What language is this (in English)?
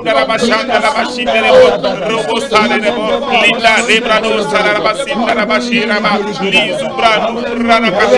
French